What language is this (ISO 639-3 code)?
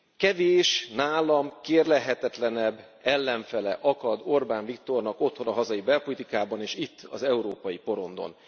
hun